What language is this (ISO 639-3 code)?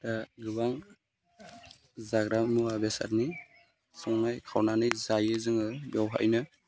brx